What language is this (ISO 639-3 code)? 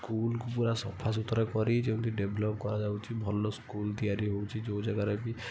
ori